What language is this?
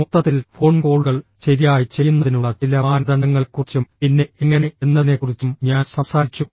Malayalam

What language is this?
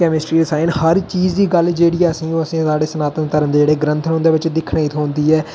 Dogri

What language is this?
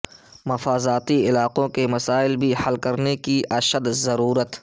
Urdu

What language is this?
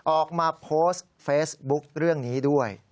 Thai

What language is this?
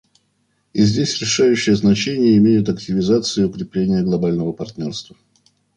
Russian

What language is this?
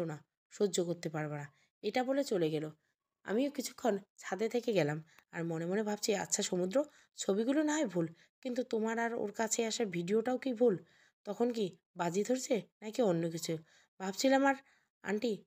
Bangla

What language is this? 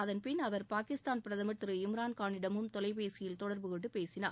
Tamil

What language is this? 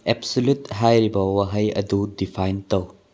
Manipuri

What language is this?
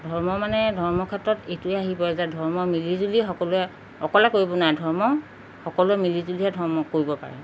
Assamese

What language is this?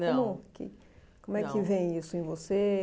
Portuguese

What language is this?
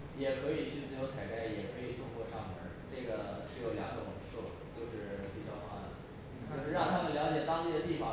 Chinese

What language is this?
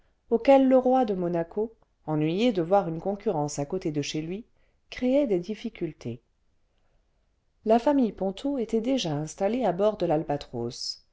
French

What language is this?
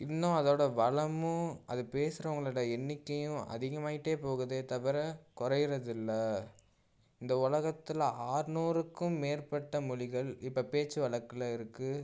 Tamil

